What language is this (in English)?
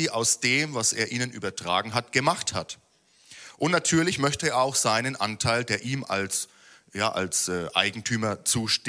German